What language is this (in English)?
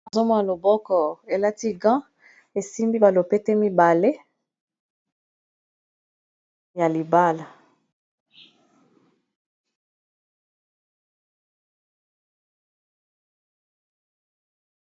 Lingala